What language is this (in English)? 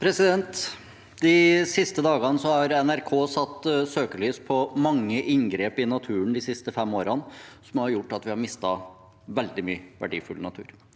Norwegian